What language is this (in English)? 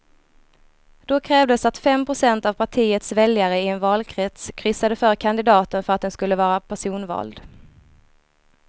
Swedish